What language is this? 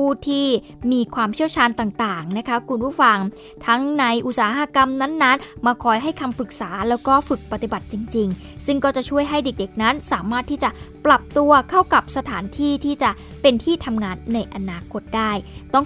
Thai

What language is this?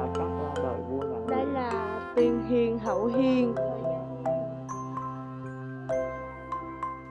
Vietnamese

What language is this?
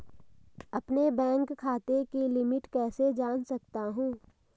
Hindi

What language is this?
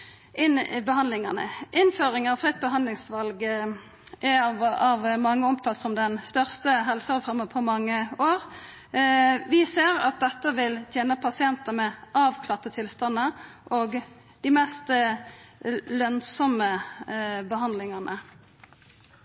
Norwegian Nynorsk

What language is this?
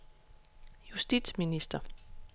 Danish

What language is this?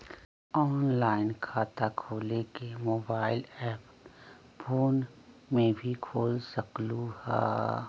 Magahi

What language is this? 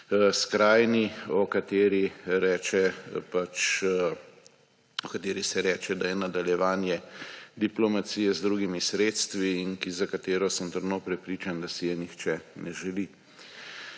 Slovenian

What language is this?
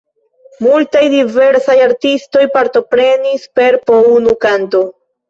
Esperanto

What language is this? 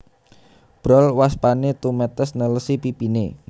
Javanese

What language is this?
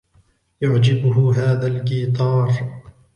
Arabic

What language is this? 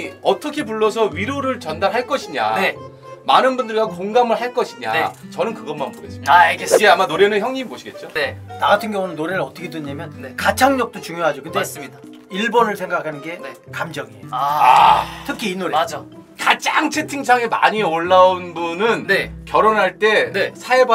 Korean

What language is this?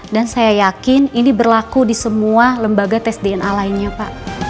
Indonesian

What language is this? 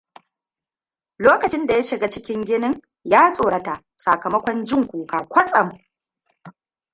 Hausa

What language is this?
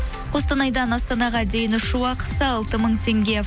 Kazakh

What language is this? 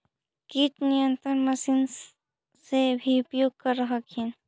Magahi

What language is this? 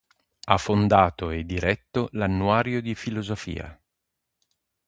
Italian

